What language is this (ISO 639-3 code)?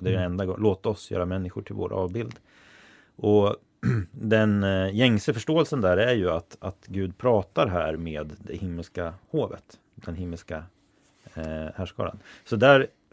swe